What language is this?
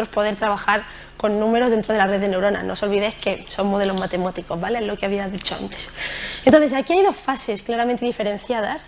Spanish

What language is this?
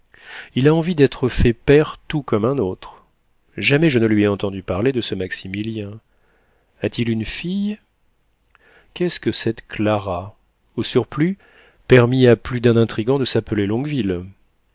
French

